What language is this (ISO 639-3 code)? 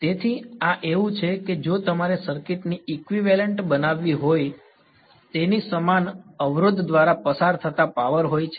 guj